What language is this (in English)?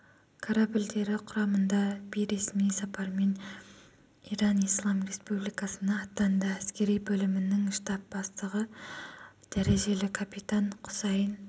Kazakh